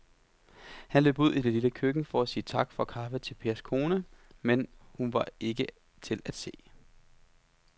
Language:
Danish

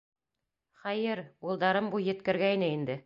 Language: Bashkir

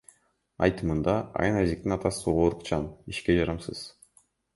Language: Kyrgyz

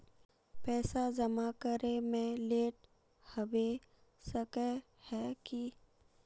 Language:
Magahi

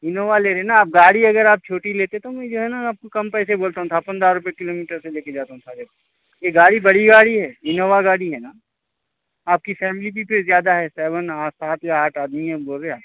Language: Urdu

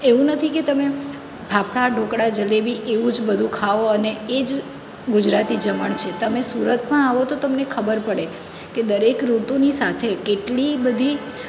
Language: Gujarati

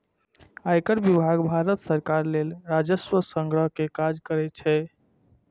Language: Maithili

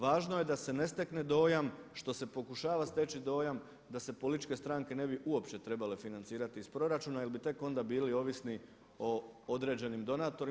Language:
Croatian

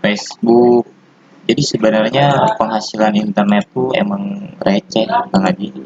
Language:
Indonesian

